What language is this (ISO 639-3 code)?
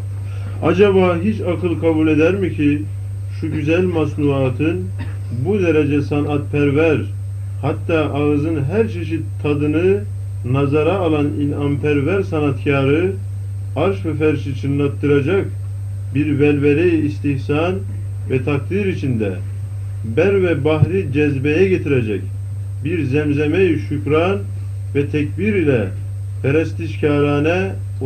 tur